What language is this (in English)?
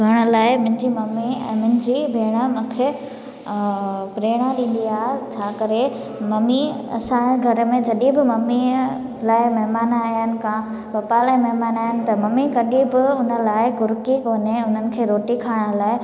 Sindhi